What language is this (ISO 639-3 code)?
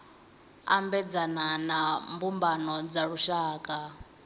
ven